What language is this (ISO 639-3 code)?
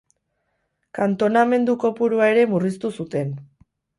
eus